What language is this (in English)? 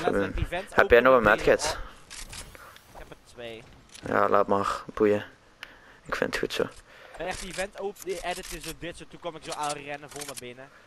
Dutch